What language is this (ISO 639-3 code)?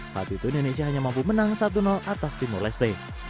ind